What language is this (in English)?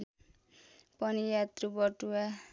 Nepali